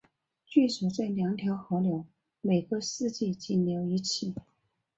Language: Chinese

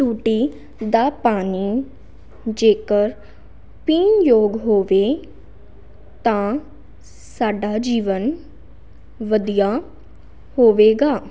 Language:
Punjabi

